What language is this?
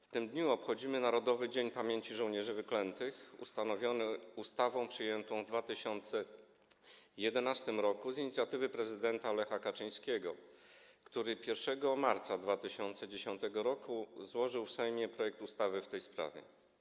Polish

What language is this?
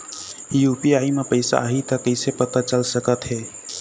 Chhattisgarhi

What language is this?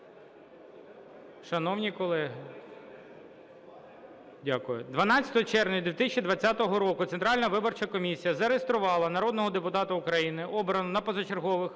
Ukrainian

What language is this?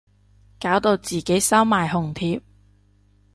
Cantonese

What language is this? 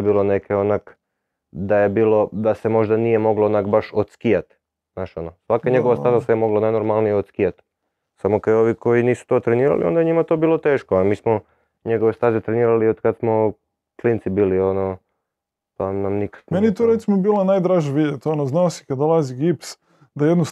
Croatian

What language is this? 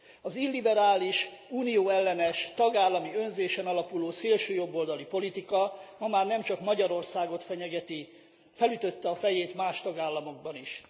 Hungarian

